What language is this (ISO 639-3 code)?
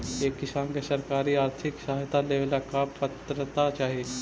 mag